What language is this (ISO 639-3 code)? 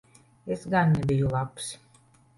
lav